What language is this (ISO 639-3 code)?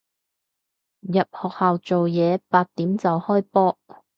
yue